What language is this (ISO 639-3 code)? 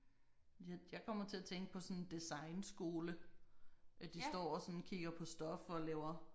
dan